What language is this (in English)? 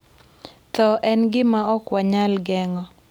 Luo (Kenya and Tanzania)